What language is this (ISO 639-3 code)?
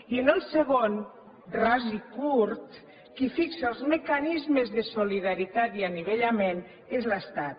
cat